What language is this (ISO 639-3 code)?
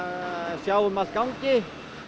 isl